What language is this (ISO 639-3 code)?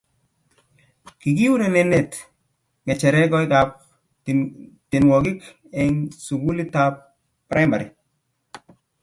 kln